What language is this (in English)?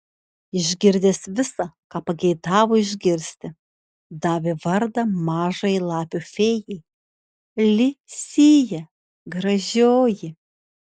Lithuanian